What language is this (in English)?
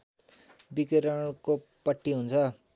Nepali